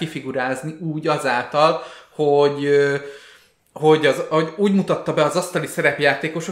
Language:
Hungarian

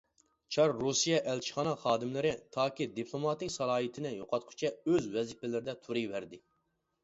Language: Uyghur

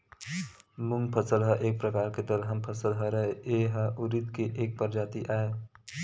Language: Chhattisgarhi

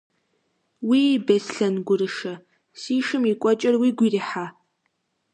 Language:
Kabardian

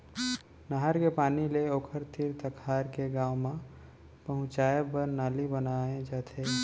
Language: Chhattisgarhi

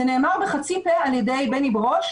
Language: Hebrew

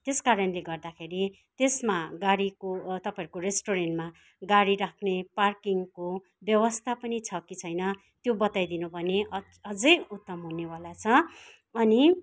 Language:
Nepali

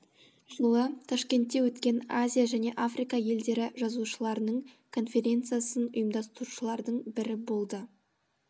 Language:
Kazakh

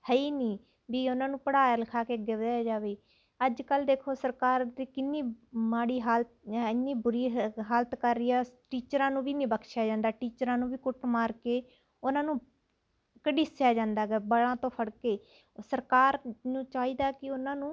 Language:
Punjabi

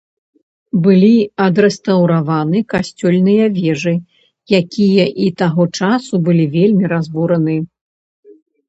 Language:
Belarusian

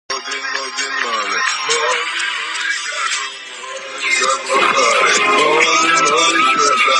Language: Georgian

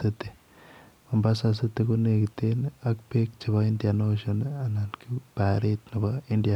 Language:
Kalenjin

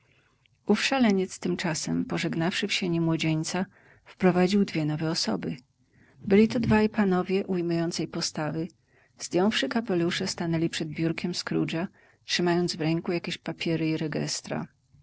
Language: Polish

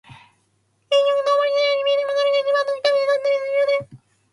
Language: Japanese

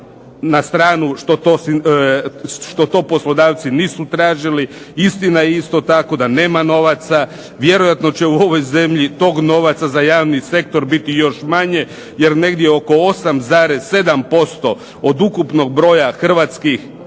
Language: Croatian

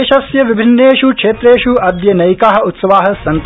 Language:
Sanskrit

